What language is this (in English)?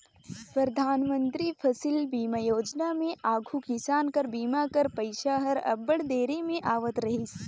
Chhattisgarhi